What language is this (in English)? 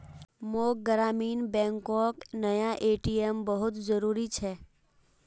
Magahi